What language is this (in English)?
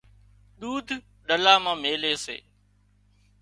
Wadiyara Koli